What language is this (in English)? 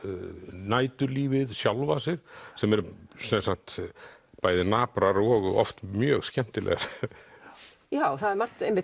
Icelandic